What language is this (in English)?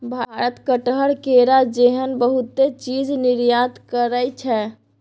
Maithili